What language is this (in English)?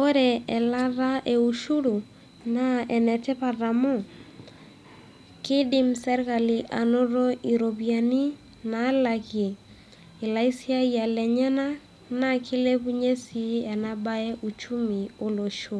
Masai